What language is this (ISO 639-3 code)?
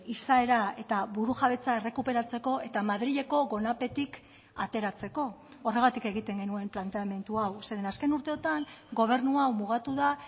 eus